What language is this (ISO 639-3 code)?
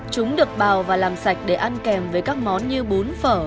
vie